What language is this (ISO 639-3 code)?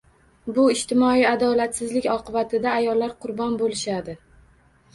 uzb